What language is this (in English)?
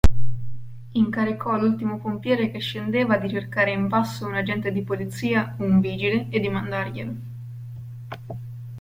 Italian